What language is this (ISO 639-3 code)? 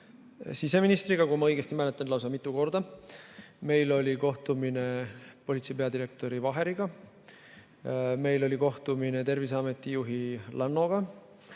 est